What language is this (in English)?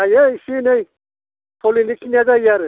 Bodo